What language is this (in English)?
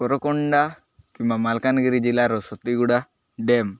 Odia